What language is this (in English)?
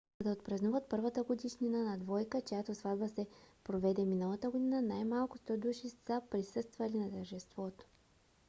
Bulgarian